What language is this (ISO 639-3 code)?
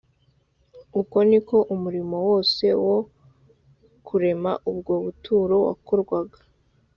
kin